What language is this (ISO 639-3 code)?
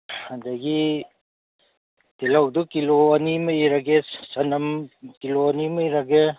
mni